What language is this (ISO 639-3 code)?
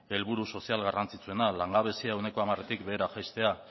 eus